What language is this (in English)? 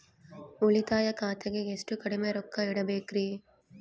Kannada